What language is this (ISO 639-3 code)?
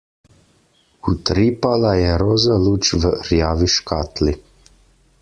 slv